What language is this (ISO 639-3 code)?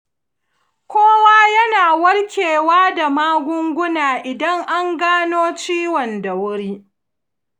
hau